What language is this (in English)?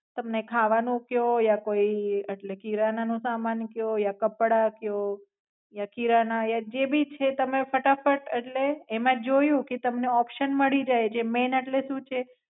Gujarati